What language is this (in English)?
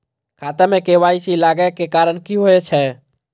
Maithili